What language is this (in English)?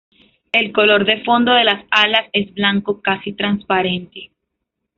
Spanish